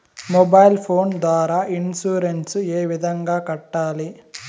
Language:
Telugu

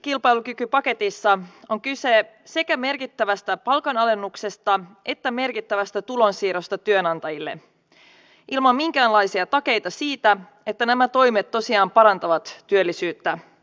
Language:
Finnish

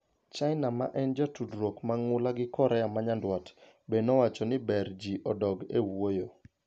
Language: Luo (Kenya and Tanzania)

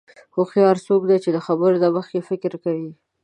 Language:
Pashto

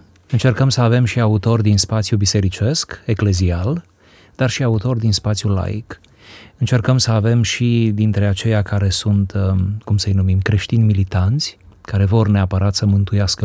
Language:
Romanian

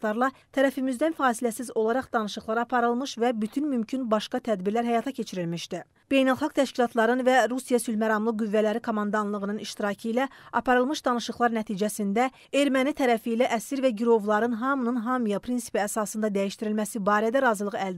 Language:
Turkish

